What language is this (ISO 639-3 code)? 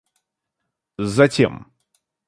rus